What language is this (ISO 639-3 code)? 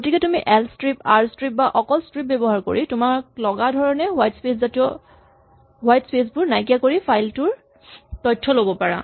asm